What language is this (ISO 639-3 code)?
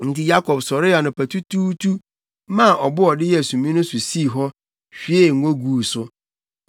aka